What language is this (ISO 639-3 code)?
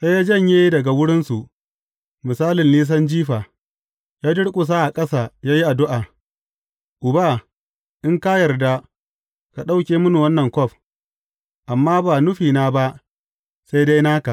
hau